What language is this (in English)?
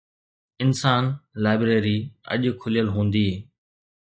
Sindhi